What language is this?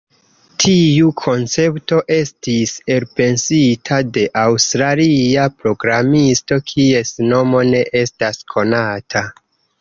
Esperanto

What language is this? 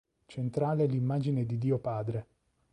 Italian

